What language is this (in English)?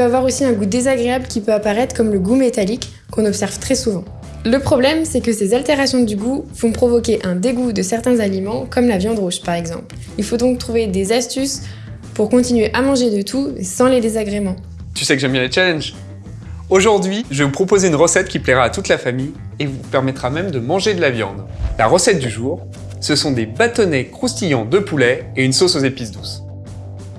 French